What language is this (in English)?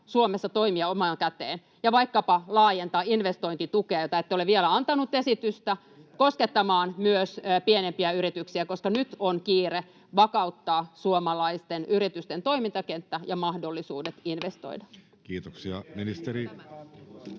Finnish